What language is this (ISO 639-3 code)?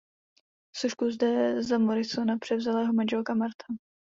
ces